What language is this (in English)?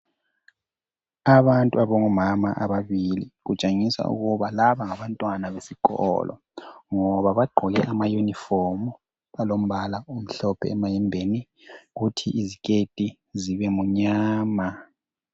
North Ndebele